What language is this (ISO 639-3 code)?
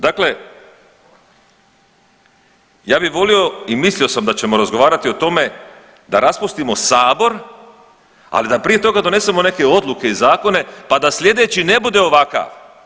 hrv